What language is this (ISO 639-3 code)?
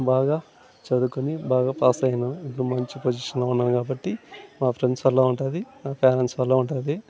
tel